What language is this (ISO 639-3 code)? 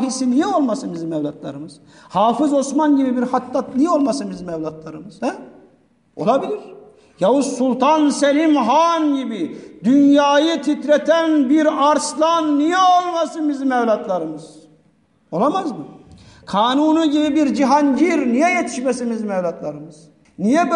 tur